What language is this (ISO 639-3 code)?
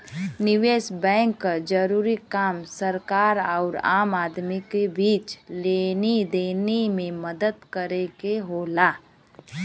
bho